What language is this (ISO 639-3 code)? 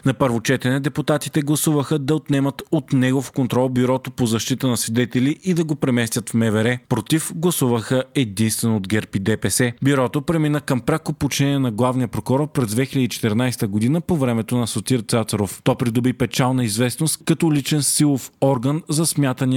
bul